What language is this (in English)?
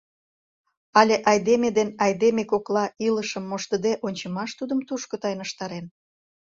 Mari